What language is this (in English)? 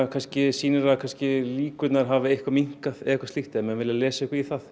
Icelandic